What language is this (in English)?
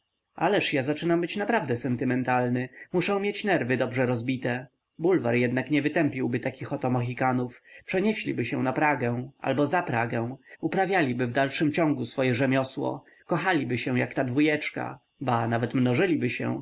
Polish